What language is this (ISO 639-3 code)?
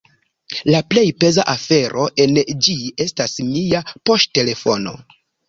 epo